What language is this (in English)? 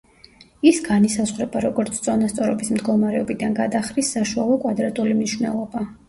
Georgian